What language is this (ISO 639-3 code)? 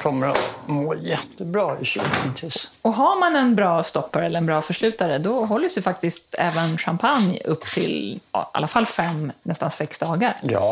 swe